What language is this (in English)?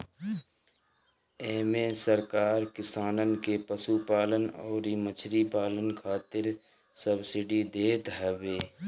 Bhojpuri